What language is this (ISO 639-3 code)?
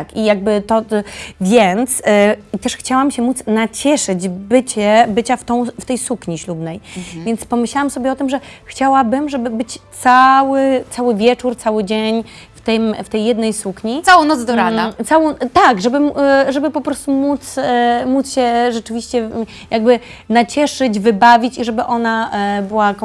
pol